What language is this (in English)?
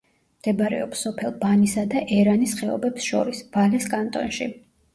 Georgian